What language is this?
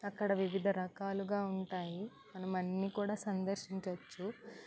Telugu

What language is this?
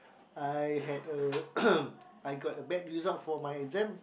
English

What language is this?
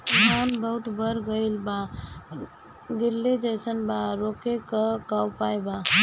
Bhojpuri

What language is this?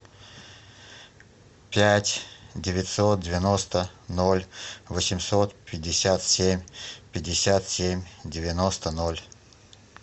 Russian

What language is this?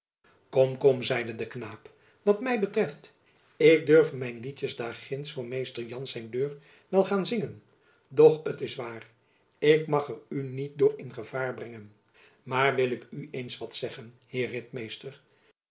Dutch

